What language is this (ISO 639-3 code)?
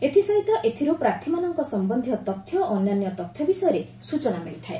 ori